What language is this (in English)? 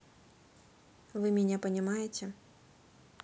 Russian